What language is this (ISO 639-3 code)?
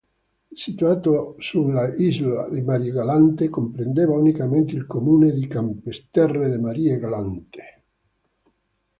ita